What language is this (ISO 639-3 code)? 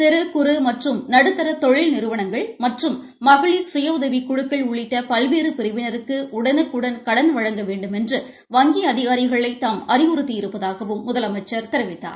tam